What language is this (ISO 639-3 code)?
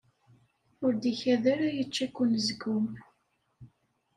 kab